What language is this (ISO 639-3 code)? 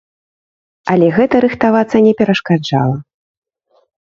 bel